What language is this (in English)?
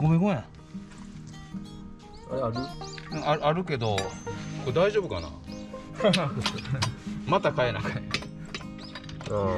Japanese